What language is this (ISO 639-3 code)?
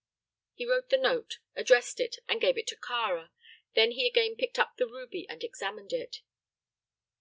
eng